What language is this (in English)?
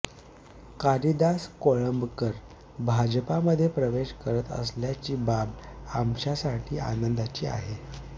Marathi